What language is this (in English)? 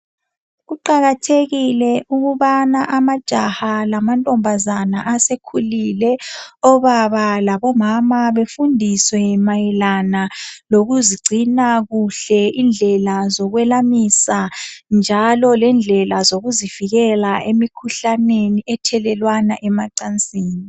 North Ndebele